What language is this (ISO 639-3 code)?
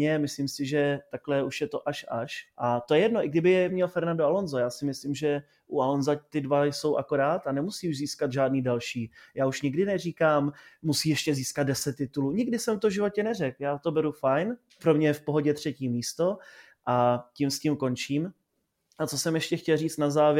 ces